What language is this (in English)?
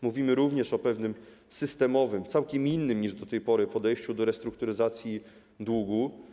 Polish